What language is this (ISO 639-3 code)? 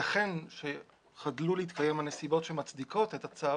heb